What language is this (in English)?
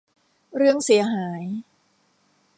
Thai